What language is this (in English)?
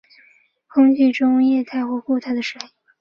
Chinese